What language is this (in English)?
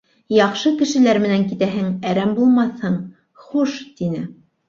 Bashkir